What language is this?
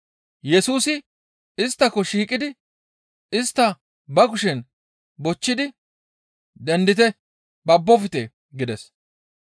Gamo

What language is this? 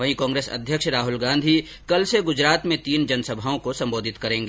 Hindi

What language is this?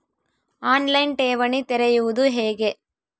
Kannada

